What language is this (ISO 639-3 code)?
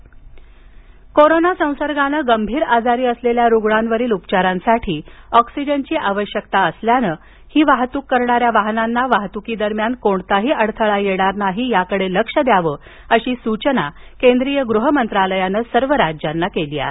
mar